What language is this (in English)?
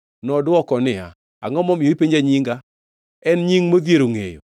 Luo (Kenya and Tanzania)